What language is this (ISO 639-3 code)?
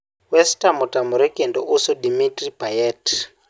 luo